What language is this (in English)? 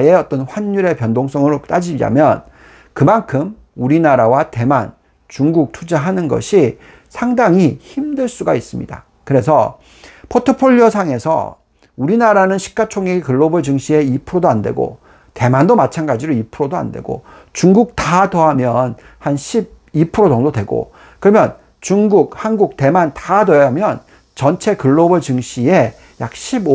Korean